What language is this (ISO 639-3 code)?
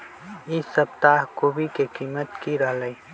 mag